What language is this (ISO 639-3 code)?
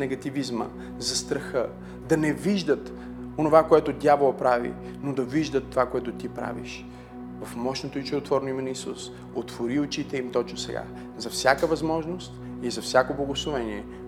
bul